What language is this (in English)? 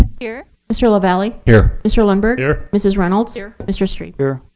English